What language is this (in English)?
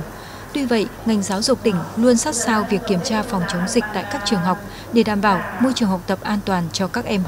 Vietnamese